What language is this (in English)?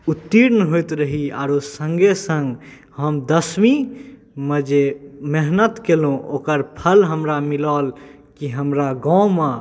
Maithili